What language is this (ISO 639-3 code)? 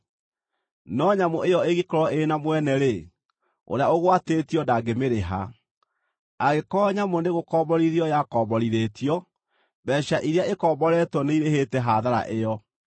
kik